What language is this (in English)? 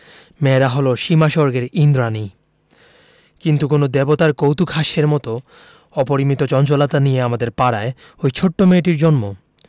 Bangla